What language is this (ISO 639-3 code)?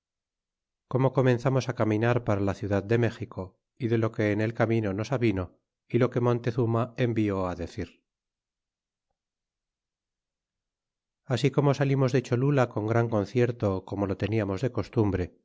spa